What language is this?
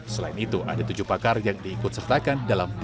Indonesian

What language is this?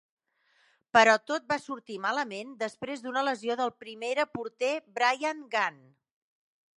Catalan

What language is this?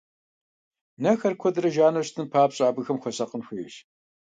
Kabardian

